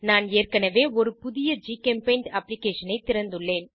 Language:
Tamil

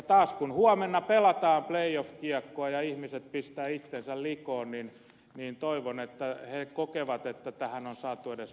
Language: Finnish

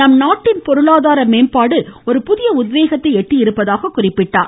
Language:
Tamil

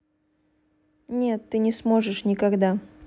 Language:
Russian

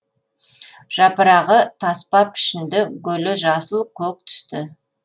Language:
Kazakh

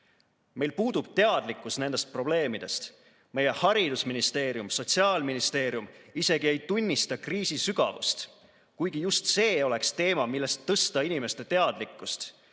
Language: Estonian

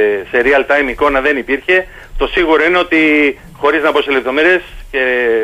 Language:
Greek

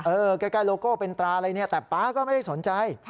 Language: Thai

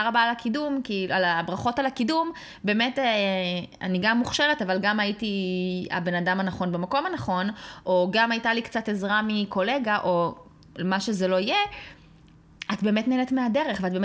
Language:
Hebrew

